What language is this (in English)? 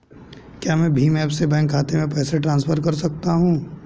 Hindi